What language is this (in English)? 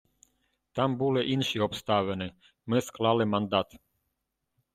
Ukrainian